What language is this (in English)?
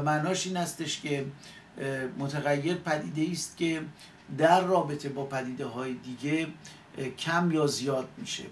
Persian